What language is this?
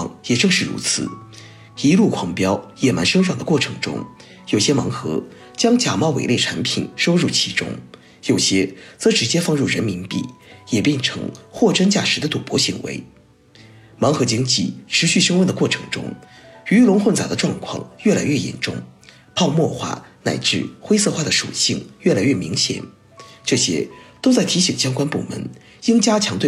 Chinese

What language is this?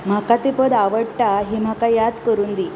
Konkani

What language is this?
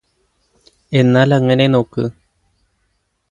Malayalam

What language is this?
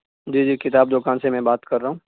Urdu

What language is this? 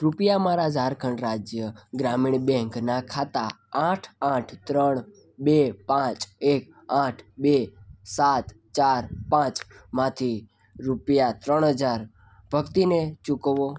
Gujarati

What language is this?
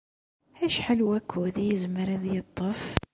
Kabyle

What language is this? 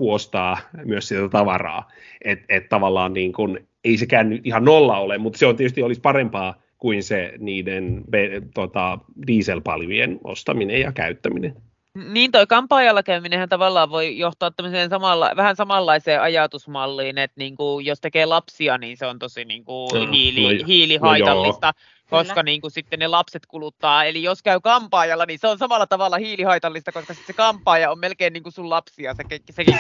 Finnish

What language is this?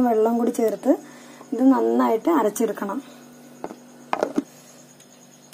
Turkish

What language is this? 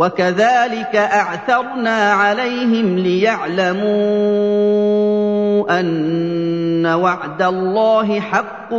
Arabic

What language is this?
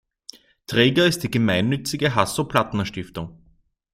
German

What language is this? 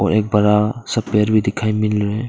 Hindi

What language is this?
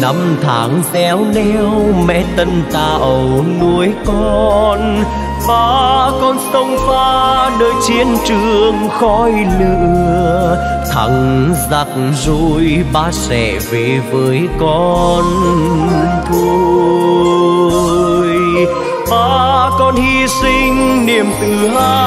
Vietnamese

